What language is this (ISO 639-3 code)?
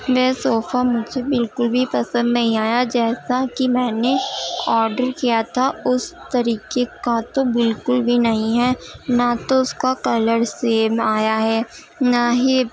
urd